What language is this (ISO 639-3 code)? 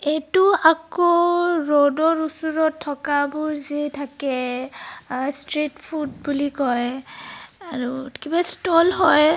asm